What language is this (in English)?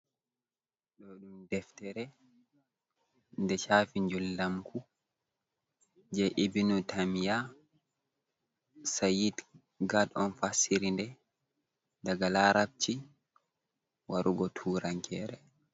Fula